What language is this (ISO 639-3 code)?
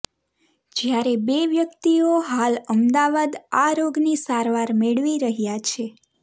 guj